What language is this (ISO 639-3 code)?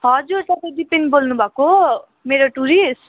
nep